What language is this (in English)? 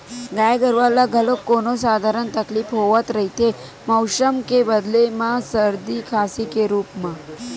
Chhattisgarhi